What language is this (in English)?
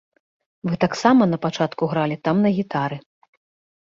Belarusian